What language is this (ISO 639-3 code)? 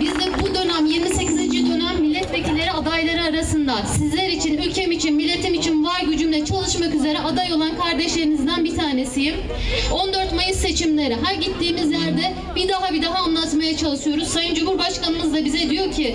tur